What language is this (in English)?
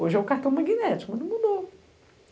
Portuguese